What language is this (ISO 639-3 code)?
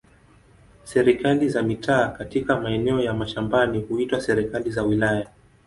swa